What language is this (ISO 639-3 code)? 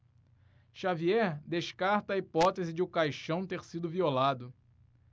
por